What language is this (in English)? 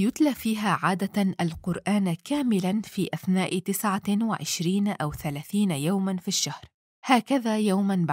Arabic